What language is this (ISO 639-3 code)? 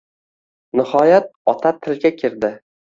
uzb